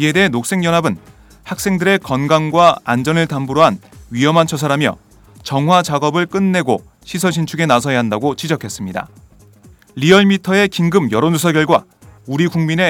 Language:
Korean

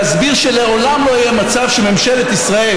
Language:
Hebrew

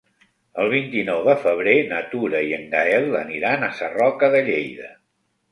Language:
Catalan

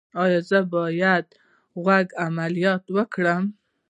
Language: Pashto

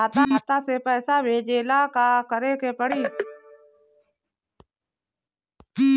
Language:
Bhojpuri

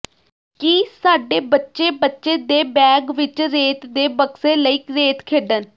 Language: Punjabi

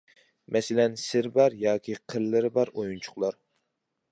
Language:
Uyghur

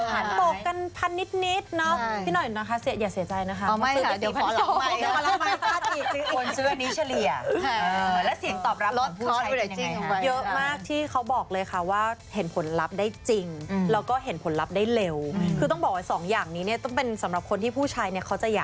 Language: Thai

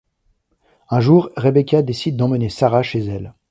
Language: French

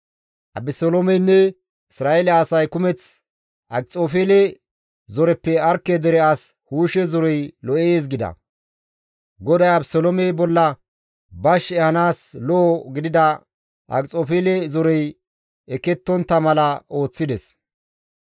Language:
Gamo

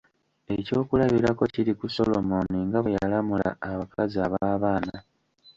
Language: Ganda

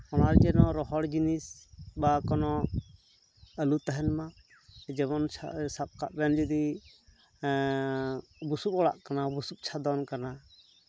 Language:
Santali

